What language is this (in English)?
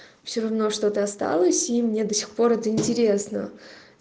Russian